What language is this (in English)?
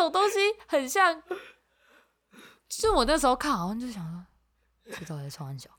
Chinese